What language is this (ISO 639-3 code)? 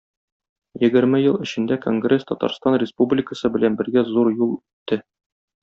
tat